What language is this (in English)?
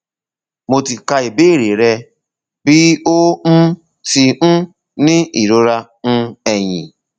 Yoruba